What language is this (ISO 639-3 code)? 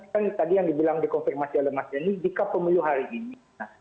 ind